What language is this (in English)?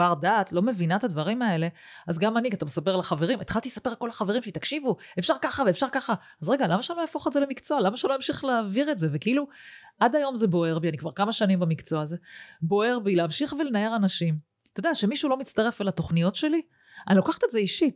Hebrew